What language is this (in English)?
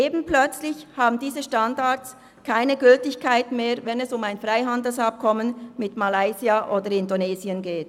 Swiss German